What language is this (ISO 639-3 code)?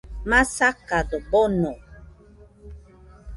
hux